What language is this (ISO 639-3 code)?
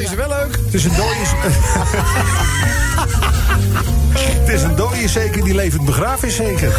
nld